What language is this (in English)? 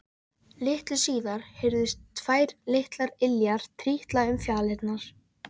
Icelandic